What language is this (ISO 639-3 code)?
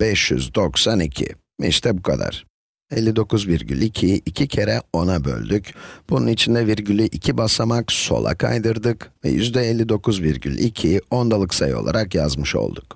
tur